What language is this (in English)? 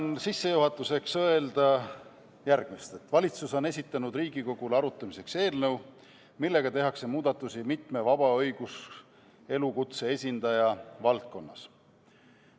Estonian